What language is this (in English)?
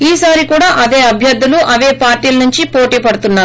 Telugu